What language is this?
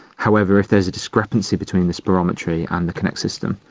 English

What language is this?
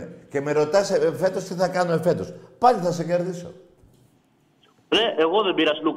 Greek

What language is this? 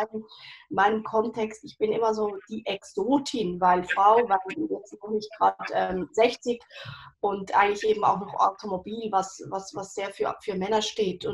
German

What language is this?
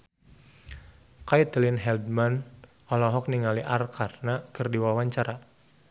Sundanese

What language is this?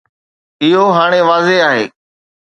Sindhi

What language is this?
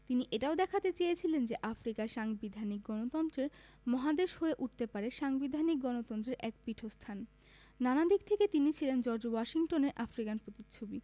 Bangla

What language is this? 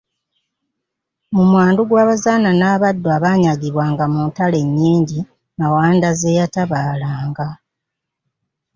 Ganda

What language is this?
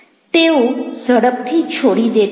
Gujarati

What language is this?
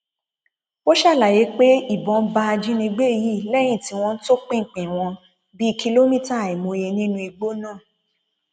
Yoruba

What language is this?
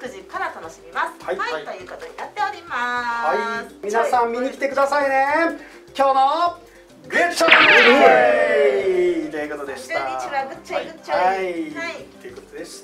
Japanese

